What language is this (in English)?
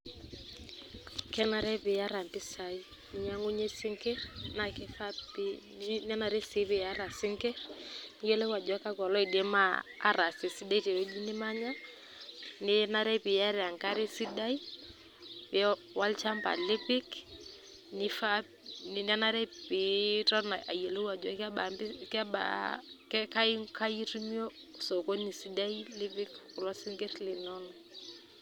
Masai